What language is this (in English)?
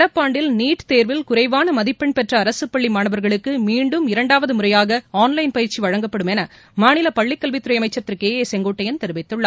Tamil